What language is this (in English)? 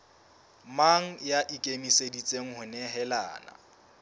Southern Sotho